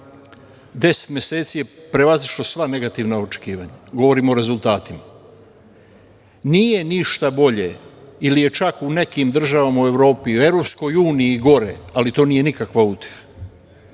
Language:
Serbian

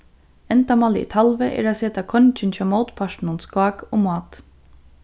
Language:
Faroese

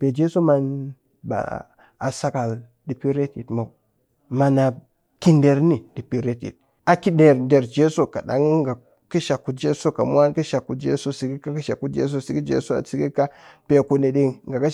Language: Cakfem-Mushere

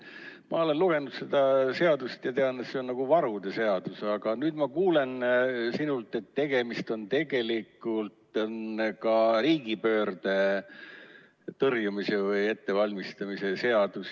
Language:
Estonian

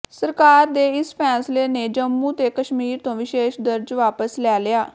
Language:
Punjabi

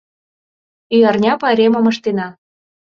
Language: Mari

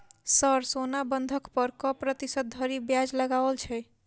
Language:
Maithili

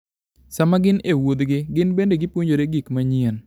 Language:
Luo (Kenya and Tanzania)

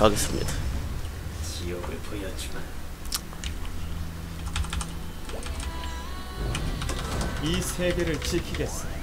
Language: Korean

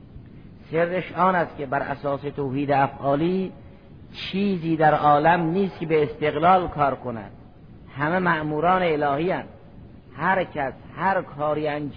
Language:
Persian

